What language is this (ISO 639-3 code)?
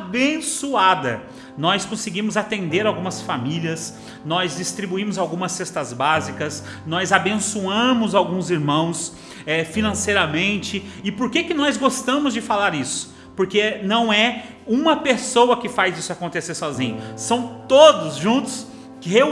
por